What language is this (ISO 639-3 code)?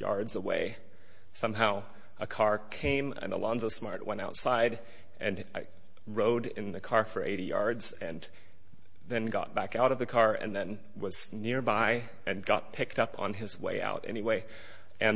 eng